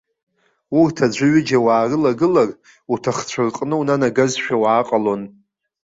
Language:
Abkhazian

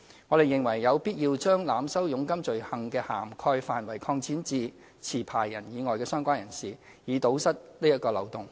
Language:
Cantonese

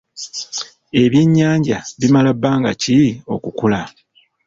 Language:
Ganda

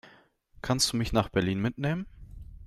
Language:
German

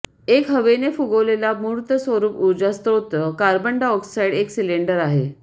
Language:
Marathi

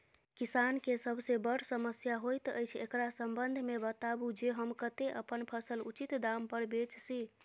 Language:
Maithili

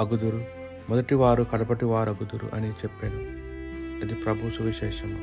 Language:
Telugu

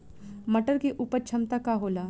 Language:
Bhojpuri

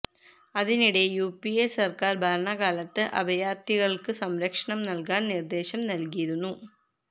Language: Malayalam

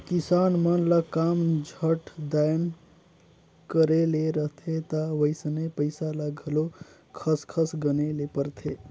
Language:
Chhattisgarhi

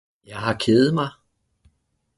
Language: Danish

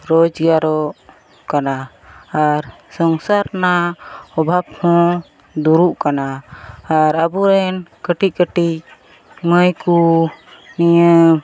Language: Santali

